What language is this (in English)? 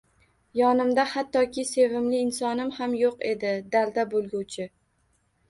Uzbek